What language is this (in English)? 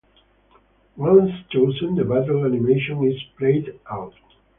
English